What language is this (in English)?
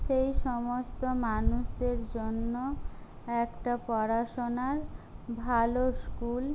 Bangla